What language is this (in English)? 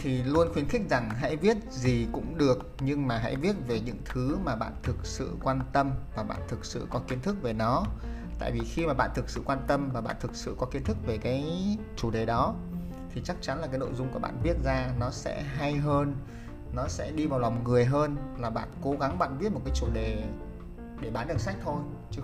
Vietnamese